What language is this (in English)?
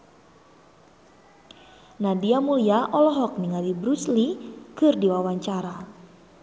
Sundanese